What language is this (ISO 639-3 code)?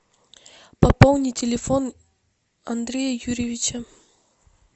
rus